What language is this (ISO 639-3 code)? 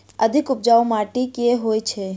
mai